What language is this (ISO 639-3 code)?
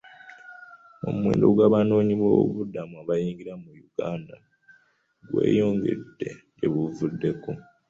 lug